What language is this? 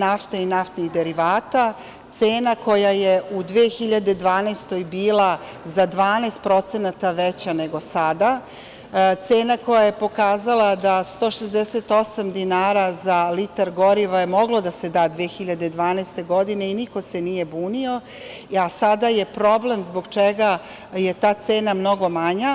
Serbian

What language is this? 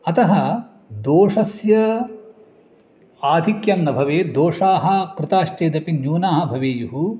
Sanskrit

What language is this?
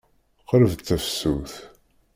Kabyle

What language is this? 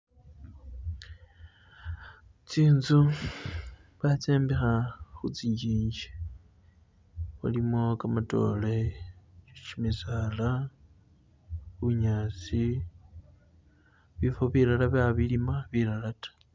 Masaaba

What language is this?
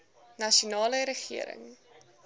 Afrikaans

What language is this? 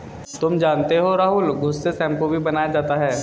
Hindi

